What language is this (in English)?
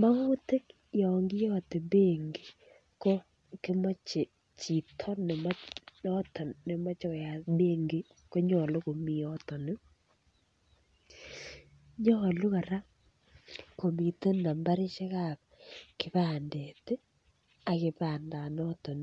Kalenjin